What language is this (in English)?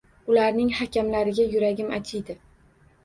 Uzbek